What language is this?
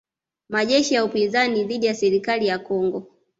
Swahili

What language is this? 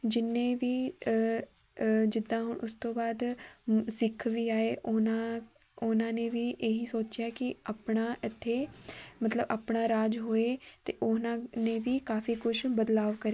Punjabi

